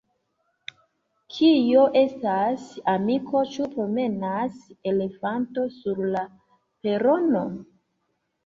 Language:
Esperanto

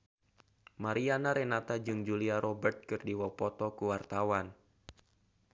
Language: Sundanese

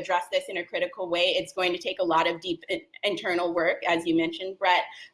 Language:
English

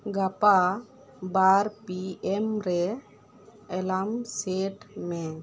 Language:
Santali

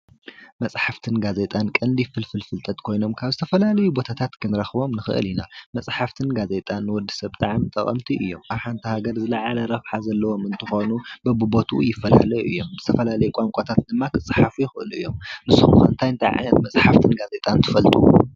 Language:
Tigrinya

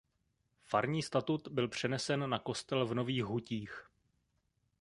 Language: Czech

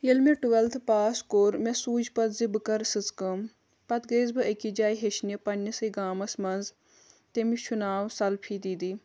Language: Kashmiri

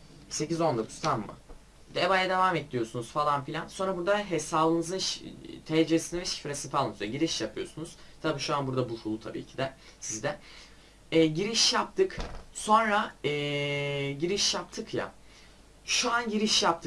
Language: Turkish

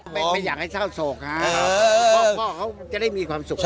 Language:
Thai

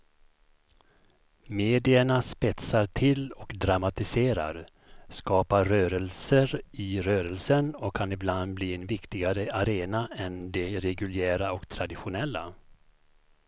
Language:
Swedish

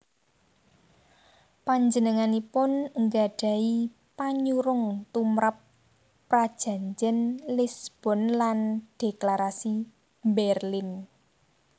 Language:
Javanese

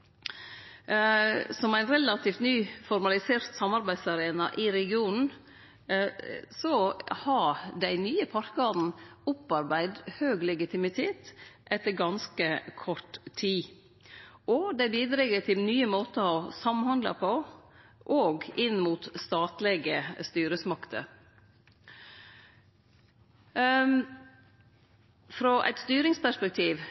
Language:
Norwegian Nynorsk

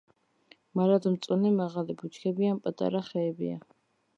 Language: Georgian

